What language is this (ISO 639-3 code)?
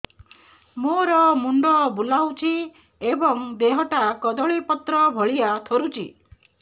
ori